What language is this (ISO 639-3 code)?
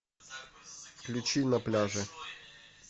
rus